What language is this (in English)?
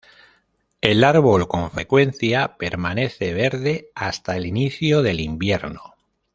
Spanish